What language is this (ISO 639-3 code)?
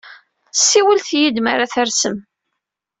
kab